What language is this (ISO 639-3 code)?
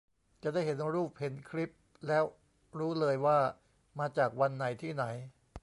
tha